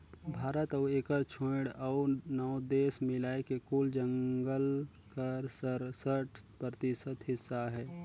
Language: Chhattisgarhi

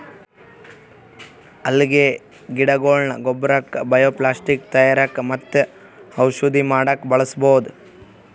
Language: Kannada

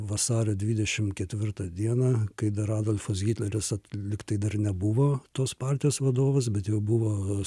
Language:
Lithuanian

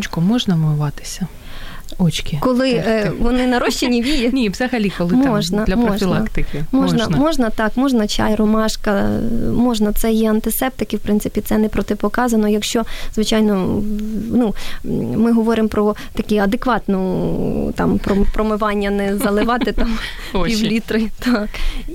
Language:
Ukrainian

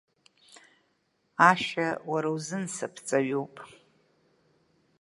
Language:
Abkhazian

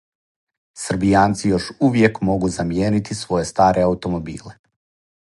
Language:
Serbian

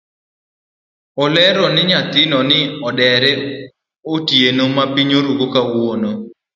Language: Luo (Kenya and Tanzania)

